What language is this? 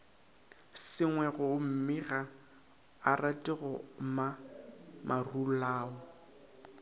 Northern Sotho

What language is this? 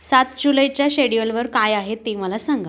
Marathi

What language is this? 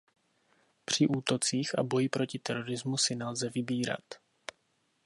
Czech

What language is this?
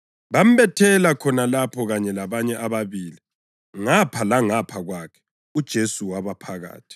North Ndebele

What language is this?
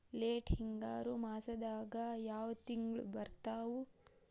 Kannada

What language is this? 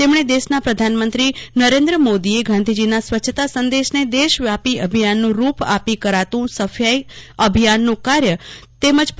Gujarati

